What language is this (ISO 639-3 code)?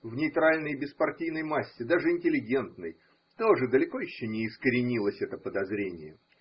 rus